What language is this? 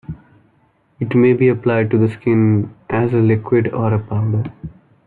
English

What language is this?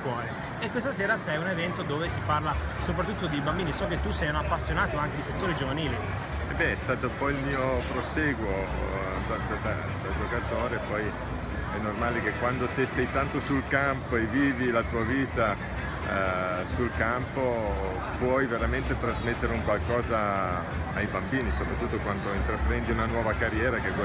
Italian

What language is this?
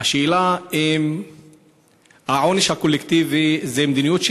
Hebrew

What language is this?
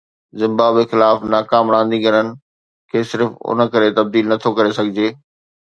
Sindhi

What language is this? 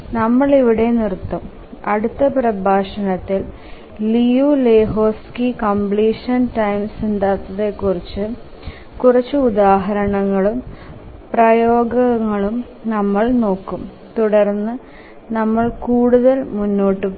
Malayalam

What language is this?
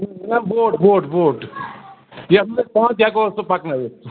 Kashmiri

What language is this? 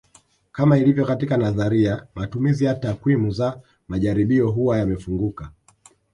Swahili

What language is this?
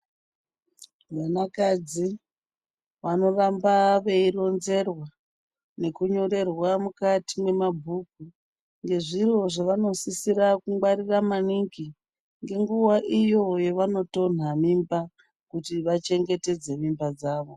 Ndau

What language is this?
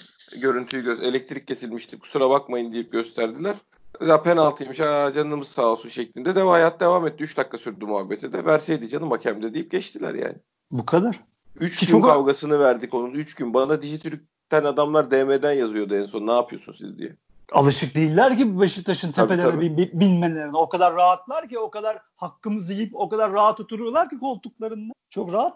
Turkish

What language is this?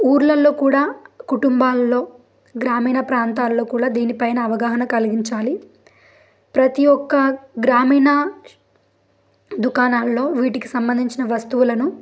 Telugu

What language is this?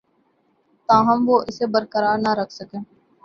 Urdu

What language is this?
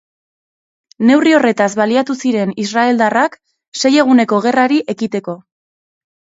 Basque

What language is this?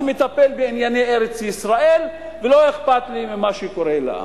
Hebrew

